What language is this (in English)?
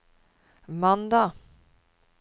Norwegian